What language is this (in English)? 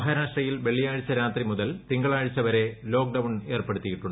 Malayalam